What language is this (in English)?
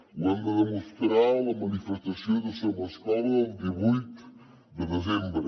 Catalan